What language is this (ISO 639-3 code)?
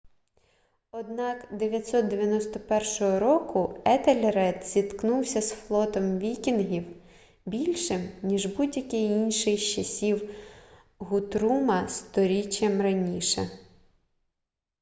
ukr